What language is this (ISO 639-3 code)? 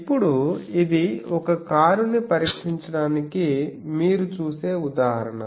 tel